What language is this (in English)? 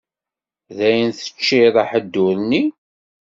Kabyle